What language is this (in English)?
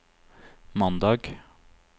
Norwegian